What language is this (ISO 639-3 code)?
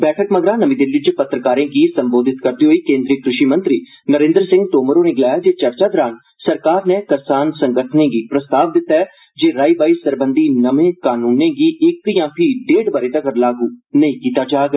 doi